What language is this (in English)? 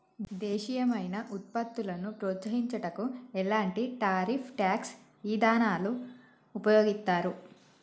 Telugu